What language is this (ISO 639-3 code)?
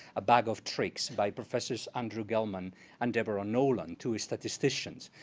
eng